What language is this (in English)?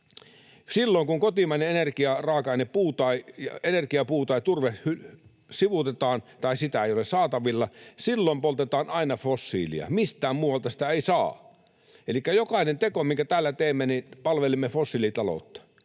Finnish